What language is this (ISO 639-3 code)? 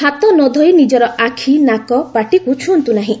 ori